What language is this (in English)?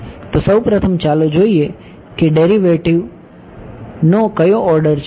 Gujarati